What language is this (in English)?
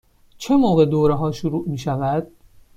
Persian